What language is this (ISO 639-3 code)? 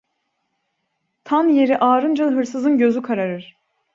tur